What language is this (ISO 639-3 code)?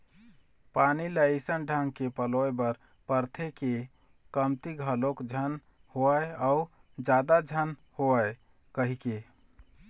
hne